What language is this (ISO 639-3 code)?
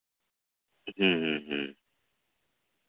sat